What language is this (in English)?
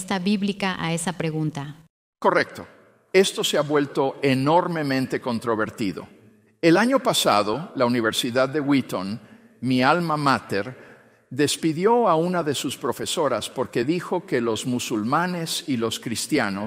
Spanish